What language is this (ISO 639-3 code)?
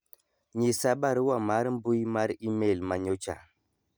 luo